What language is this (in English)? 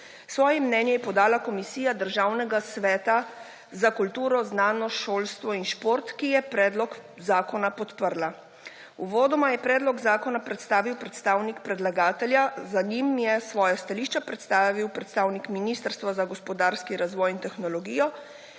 Slovenian